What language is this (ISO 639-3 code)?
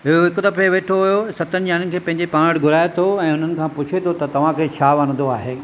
snd